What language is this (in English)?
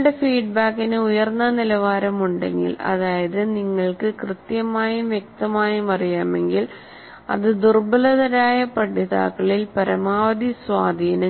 Malayalam